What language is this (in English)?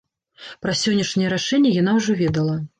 Belarusian